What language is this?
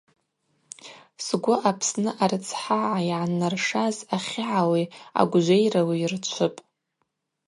Abaza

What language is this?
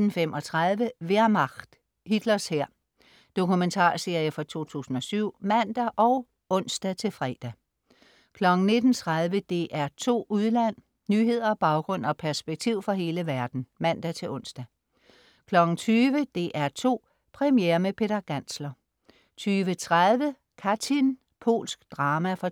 Danish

